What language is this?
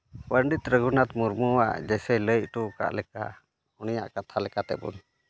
Santali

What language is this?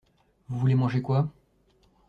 French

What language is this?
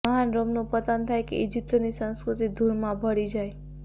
Gujarati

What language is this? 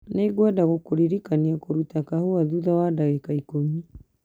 Kikuyu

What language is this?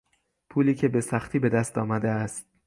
Persian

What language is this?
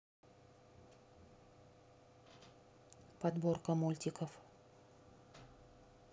Russian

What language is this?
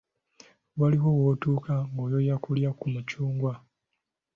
Ganda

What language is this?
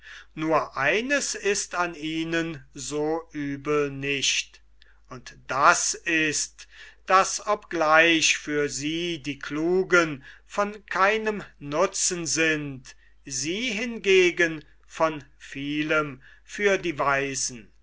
German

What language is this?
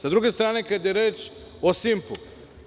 Serbian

